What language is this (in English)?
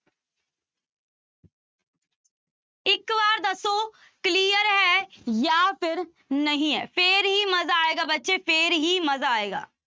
Punjabi